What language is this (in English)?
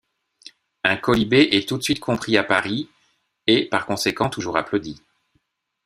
French